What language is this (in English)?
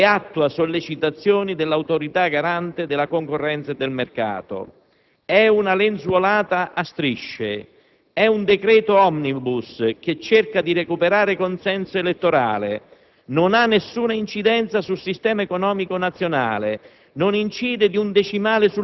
Italian